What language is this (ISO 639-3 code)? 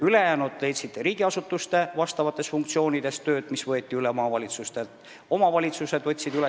est